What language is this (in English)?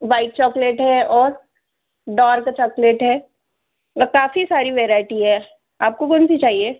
Hindi